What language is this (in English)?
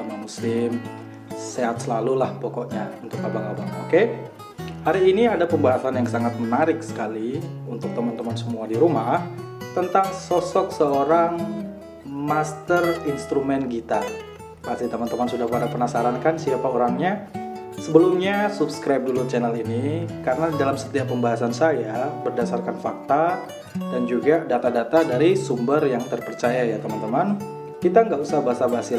Indonesian